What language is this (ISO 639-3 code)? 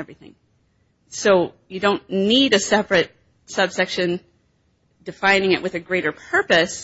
eng